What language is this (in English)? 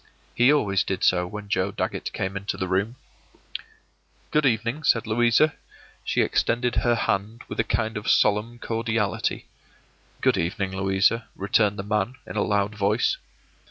English